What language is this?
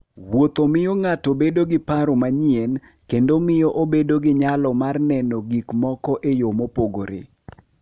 Luo (Kenya and Tanzania)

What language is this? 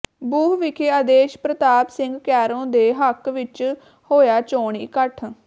Punjabi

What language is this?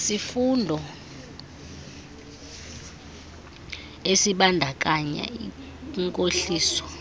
Xhosa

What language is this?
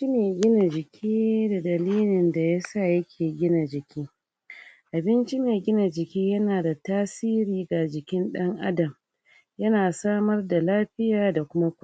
Hausa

